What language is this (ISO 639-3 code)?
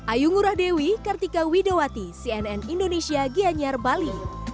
ind